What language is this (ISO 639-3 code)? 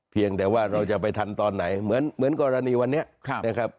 tha